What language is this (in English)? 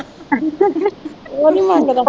Punjabi